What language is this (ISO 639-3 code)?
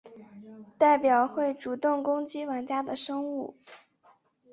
zho